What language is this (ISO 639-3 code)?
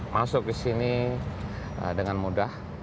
ind